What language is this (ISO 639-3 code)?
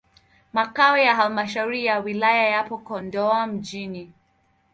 swa